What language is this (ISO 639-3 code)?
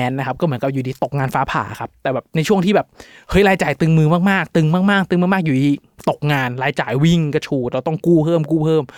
tha